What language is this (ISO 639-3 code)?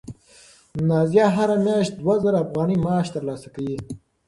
pus